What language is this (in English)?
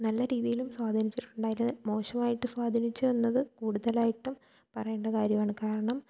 Malayalam